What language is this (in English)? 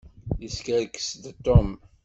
Kabyle